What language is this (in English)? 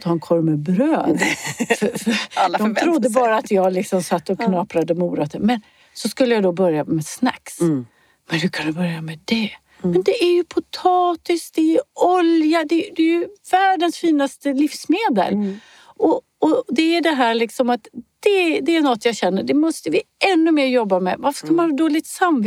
Swedish